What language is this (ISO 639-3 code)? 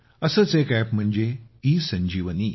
mar